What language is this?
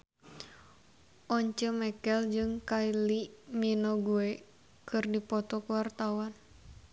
Sundanese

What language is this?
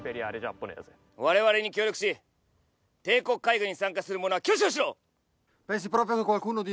Japanese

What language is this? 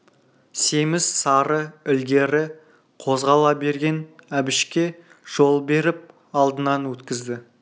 Kazakh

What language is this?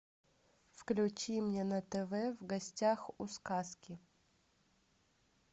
Russian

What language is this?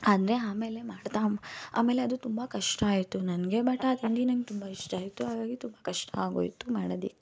Kannada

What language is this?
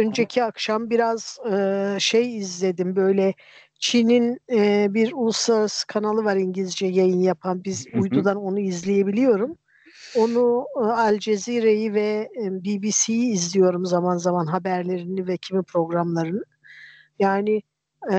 Turkish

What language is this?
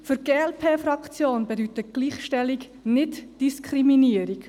Swiss German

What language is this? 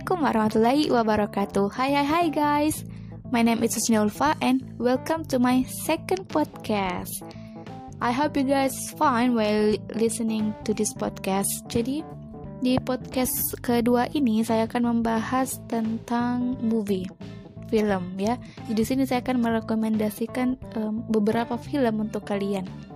Indonesian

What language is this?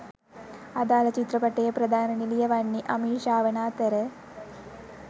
Sinhala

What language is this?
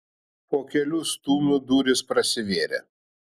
Lithuanian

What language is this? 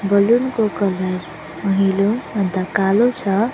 Nepali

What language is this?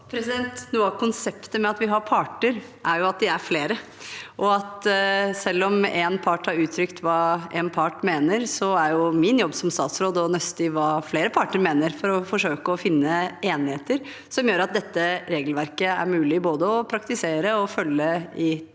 Norwegian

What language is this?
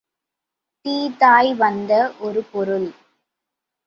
Tamil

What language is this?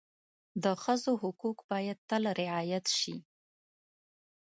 Pashto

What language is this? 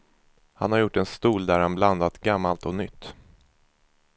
Swedish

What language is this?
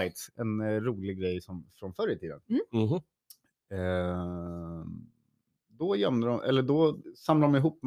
Swedish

